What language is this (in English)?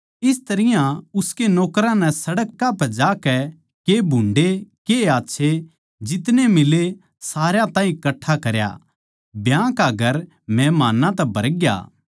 Haryanvi